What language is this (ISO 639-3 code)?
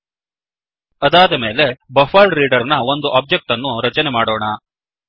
kan